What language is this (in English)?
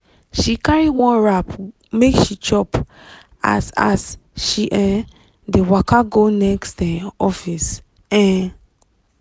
Nigerian Pidgin